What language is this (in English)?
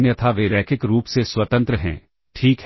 Hindi